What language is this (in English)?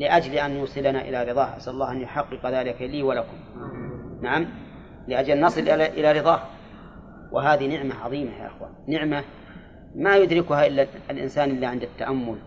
Arabic